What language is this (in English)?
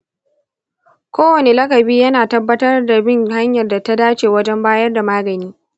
Hausa